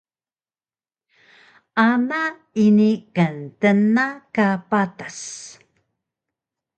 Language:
Taroko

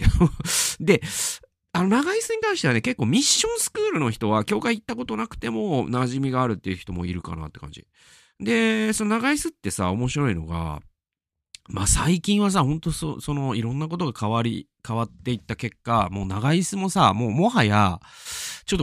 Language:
Japanese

